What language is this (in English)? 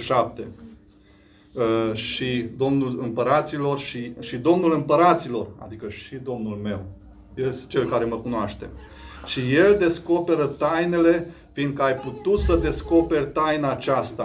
Romanian